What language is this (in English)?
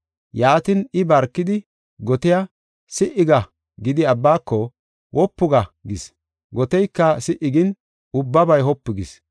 Gofa